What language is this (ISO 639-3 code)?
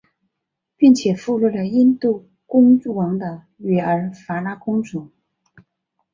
zho